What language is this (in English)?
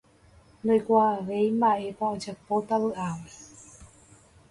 Guarani